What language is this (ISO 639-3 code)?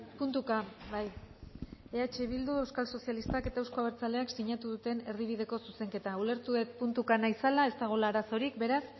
eus